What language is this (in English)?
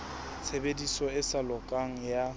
Southern Sotho